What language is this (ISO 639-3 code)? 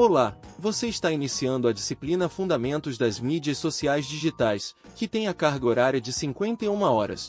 por